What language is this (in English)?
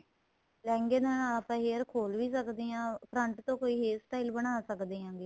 Punjabi